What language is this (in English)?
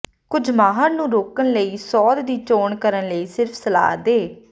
Punjabi